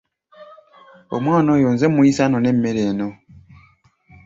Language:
Ganda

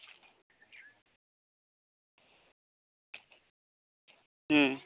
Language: Santali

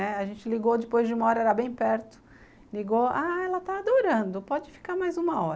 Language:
Portuguese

